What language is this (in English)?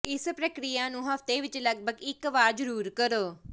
Punjabi